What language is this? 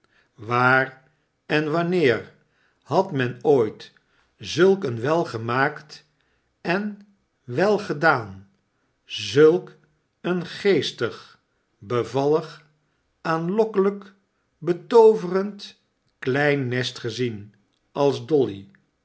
Dutch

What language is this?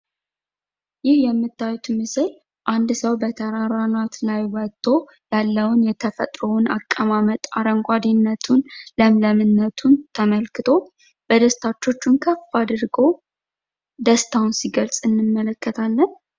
Amharic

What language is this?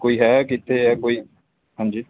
Punjabi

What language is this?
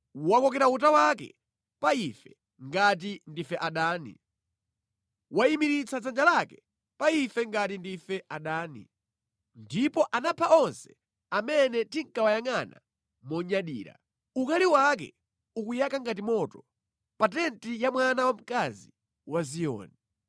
Nyanja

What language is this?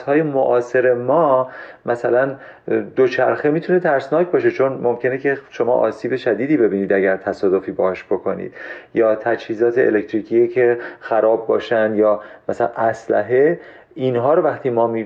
Persian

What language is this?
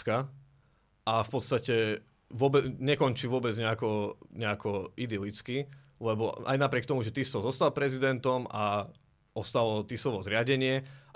Slovak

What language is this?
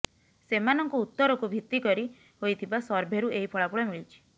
Odia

